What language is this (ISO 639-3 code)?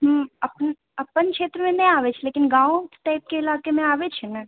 mai